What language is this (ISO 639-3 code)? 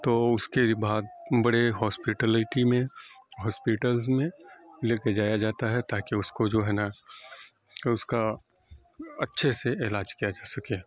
urd